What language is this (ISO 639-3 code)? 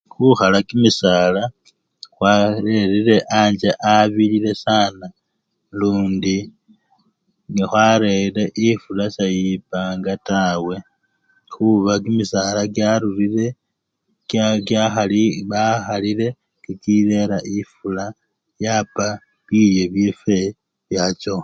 luy